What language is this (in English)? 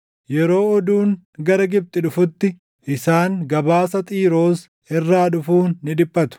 Oromo